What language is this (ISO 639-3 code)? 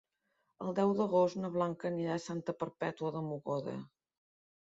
cat